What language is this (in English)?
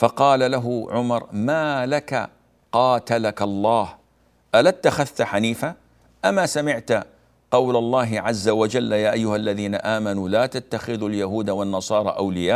Arabic